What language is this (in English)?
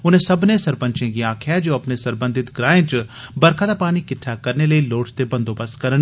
Dogri